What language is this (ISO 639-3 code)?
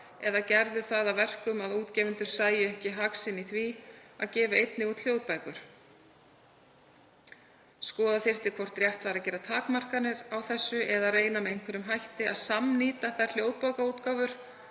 isl